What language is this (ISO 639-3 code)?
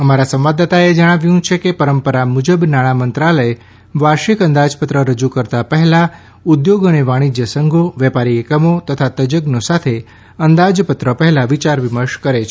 guj